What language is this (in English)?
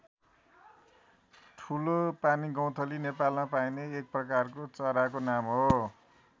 Nepali